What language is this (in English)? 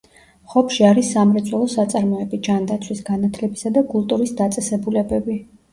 Georgian